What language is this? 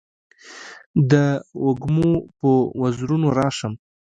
Pashto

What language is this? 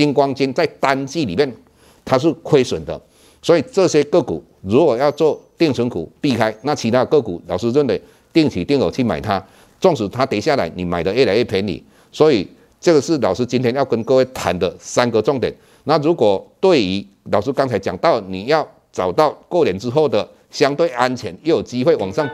Chinese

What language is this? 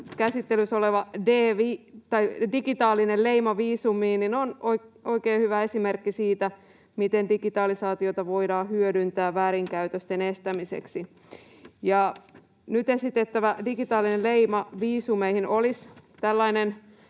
Finnish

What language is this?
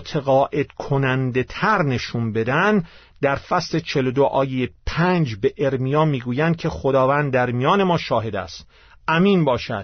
Persian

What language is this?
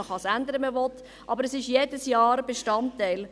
Swiss German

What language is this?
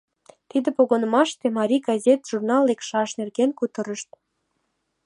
Mari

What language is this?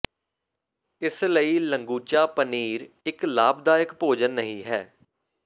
Punjabi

